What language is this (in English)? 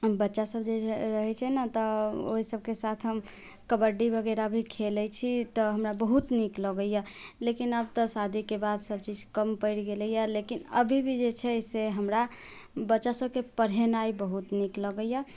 Maithili